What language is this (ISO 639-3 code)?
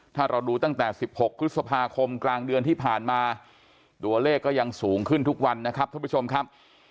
tha